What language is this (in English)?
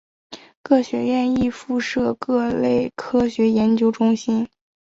Chinese